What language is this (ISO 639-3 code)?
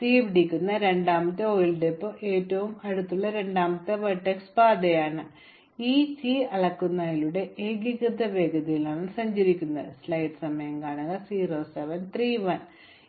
mal